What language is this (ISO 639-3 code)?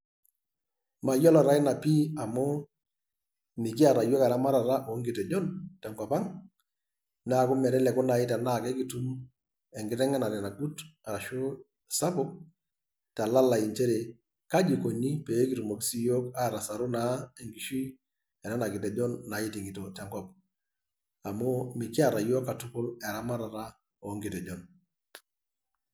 mas